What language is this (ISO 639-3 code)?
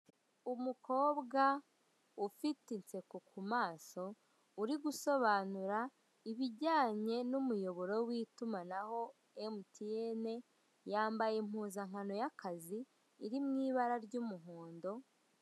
kin